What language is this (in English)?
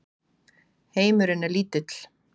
Icelandic